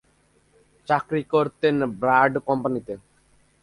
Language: Bangla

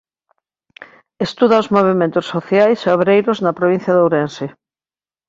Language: Galician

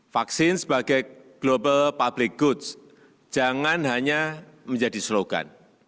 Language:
Indonesian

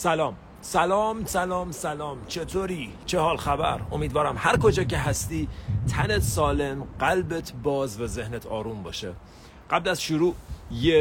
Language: Persian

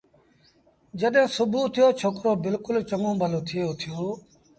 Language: Sindhi Bhil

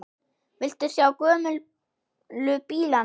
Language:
Icelandic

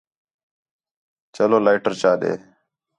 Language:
Khetrani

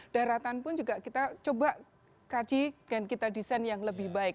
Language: Indonesian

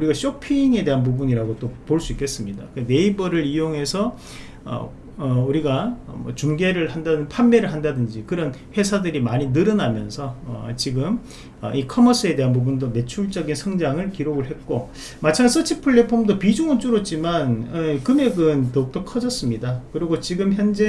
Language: Korean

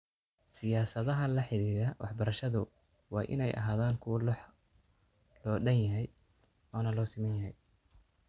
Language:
Somali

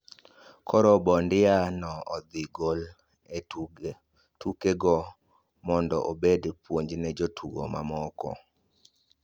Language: Luo (Kenya and Tanzania)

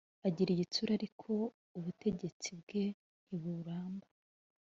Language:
Kinyarwanda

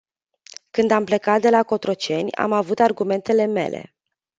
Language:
Romanian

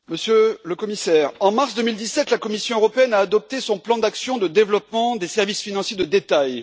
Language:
French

